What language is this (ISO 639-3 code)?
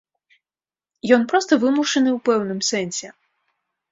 bel